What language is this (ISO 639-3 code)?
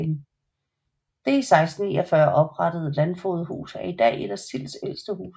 dan